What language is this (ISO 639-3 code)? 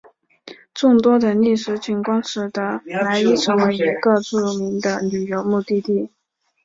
zho